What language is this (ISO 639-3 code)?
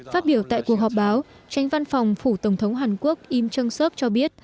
vie